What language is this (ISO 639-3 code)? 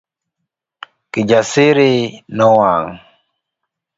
luo